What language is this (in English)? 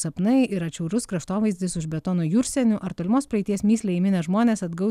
Lithuanian